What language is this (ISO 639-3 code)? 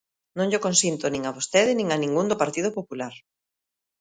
glg